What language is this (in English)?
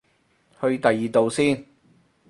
Cantonese